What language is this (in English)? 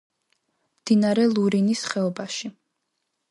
Georgian